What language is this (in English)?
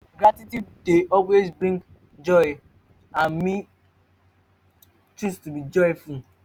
Nigerian Pidgin